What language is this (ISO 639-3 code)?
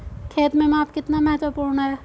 hin